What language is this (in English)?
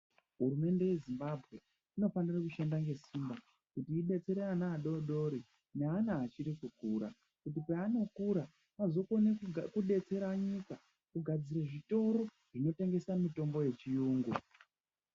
Ndau